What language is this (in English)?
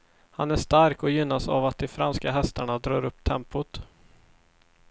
Swedish